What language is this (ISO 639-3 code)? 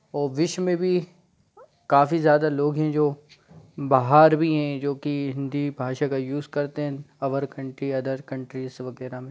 hin